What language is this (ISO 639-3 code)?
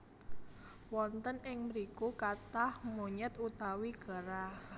jav